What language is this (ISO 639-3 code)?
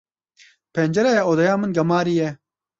kur